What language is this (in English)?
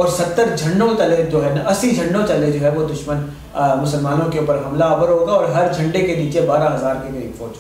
Hindi